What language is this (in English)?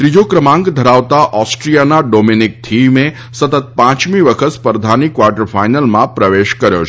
Gujarati